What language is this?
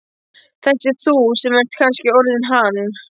Icelandic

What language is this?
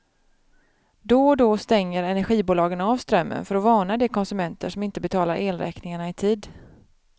Swedish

